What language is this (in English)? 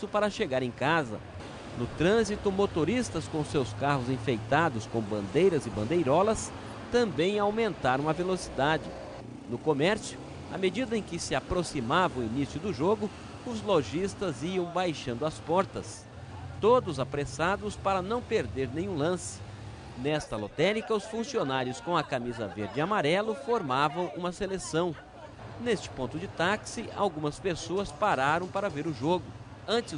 Portuguese